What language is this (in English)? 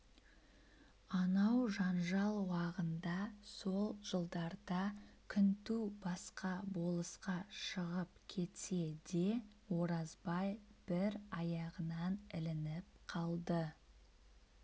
Kazakh